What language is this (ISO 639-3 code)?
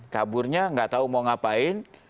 ind